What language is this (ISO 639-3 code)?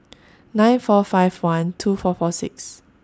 eng